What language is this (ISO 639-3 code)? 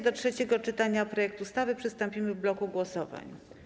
pol